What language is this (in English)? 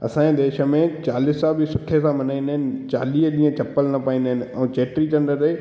Sindhi